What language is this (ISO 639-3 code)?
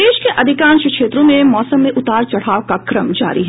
hin